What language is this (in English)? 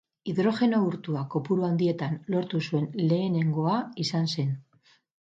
Basque